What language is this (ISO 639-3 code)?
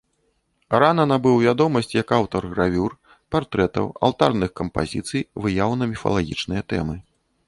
bel